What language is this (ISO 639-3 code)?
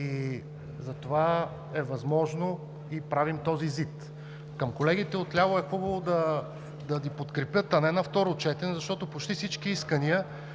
bul